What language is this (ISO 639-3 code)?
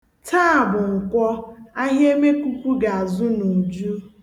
ibo